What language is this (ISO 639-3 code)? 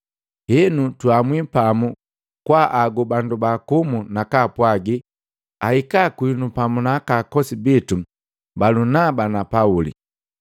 mgv